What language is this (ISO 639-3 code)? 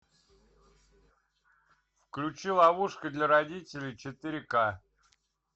rus